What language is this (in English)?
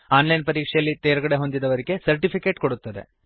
Kannada